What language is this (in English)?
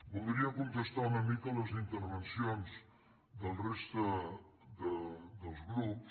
Catalan